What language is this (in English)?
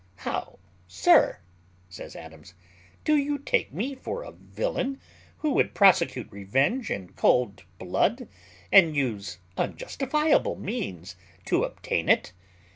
English